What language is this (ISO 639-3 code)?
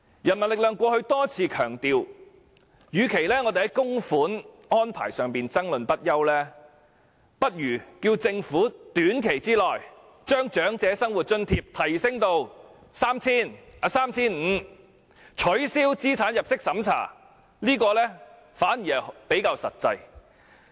yue